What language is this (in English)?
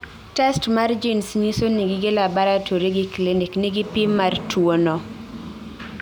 Luo (Kenya and Tanzania)